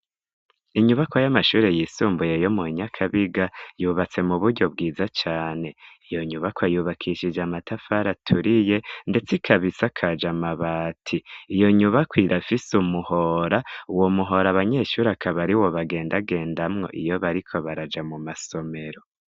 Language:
Rundi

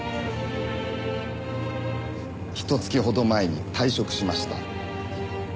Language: Japanese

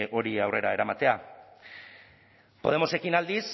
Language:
Basque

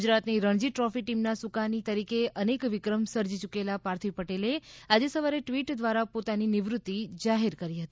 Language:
Gujarati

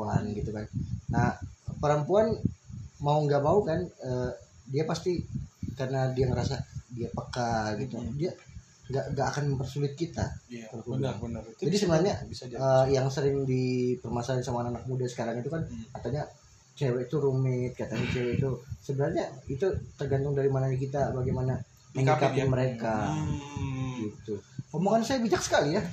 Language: Indonesian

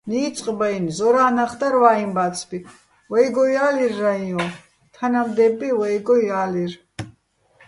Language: Bats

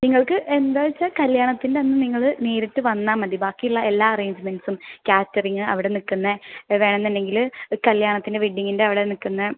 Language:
Malayalam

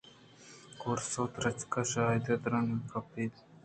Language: Eastern Balochi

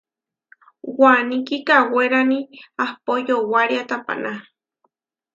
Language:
Huarijio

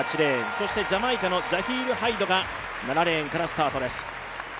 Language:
Japanese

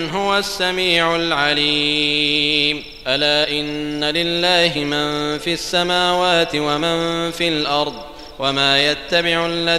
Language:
Arabic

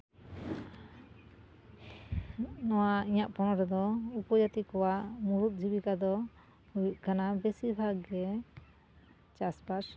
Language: Santali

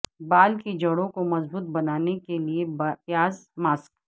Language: Urdu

